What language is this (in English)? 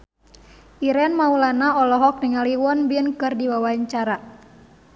Sundanese